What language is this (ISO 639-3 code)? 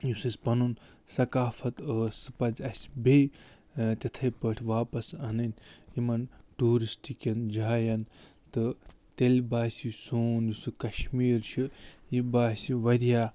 kas